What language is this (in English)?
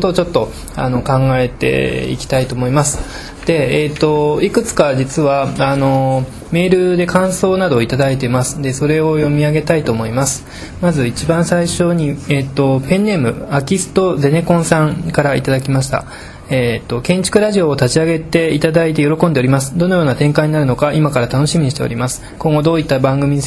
Japanese